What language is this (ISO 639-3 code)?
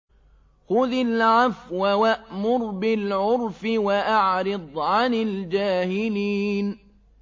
ara